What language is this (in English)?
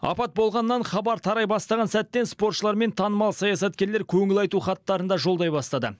Kazakh